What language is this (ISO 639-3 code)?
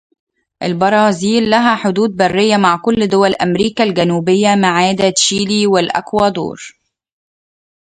ara